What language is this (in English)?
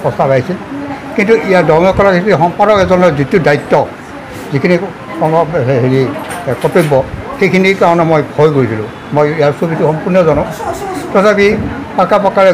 Bangla